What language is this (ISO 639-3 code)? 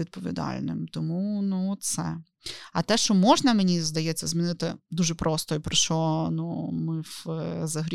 ukr